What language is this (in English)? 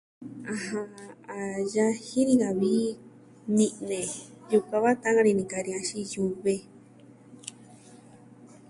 Southwestern Tlaxiaco Mixtec